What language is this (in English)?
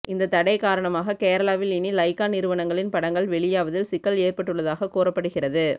Tamil